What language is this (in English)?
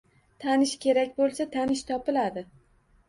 Uzbek